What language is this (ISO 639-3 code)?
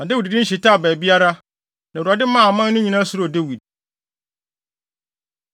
aka